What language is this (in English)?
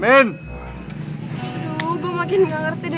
Indonesian